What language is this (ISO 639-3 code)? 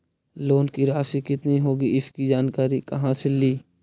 mag